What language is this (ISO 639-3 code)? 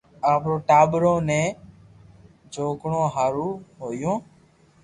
lrk